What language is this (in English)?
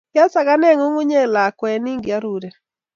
Kalenjin